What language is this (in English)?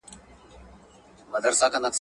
Pashto